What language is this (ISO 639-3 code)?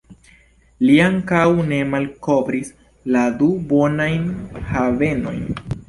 epo